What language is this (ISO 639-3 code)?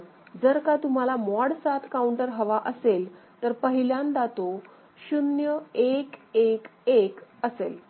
mar